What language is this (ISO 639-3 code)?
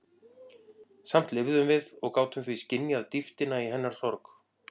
isl